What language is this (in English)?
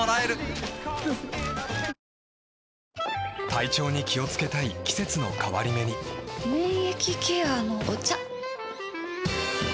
Japanese